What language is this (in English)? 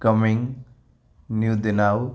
Sindhi